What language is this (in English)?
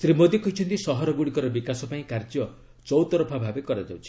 Odia